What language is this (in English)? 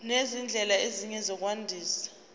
Zulu